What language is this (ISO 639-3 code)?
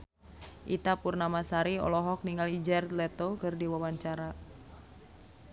sun